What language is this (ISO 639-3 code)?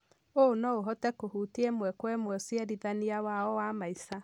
kik